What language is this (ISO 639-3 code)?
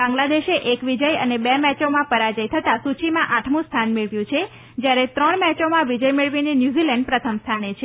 guj